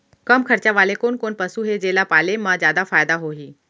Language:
Chhattisgarhi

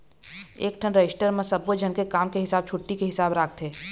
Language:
Chhattisgarhi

